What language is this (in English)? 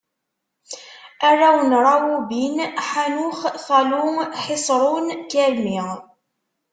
Kabyle